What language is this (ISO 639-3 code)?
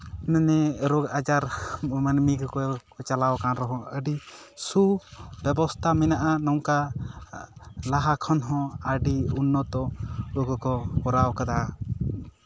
sat